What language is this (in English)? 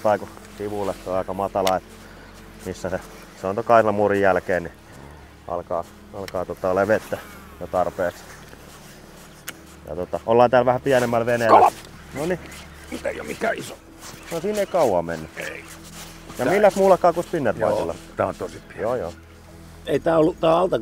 Finnish